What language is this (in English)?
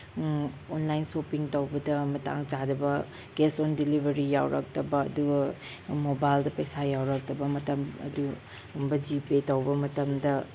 Manipuri